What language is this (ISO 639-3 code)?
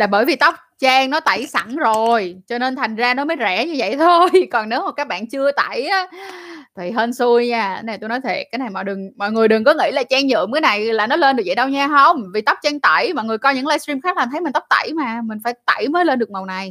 vie